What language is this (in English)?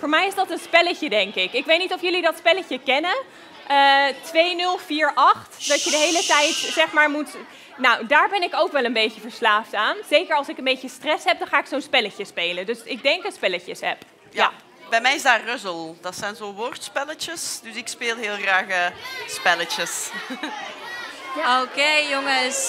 Dutch